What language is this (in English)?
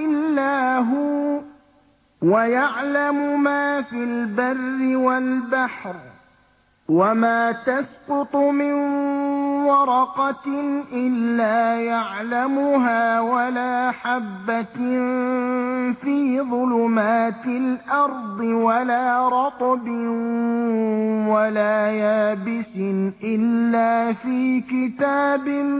Arabic